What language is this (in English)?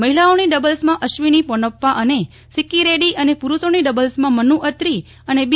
Gujarati